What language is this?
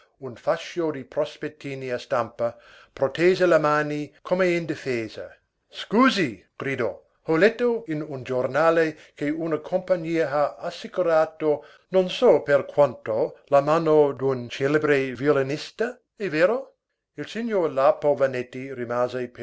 Italian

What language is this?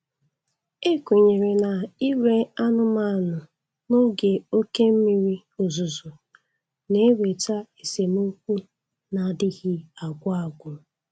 Igbo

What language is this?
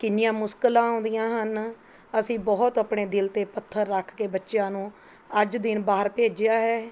Punjabi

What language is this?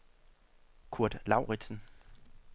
Danish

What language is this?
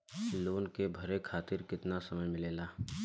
Bhojpuri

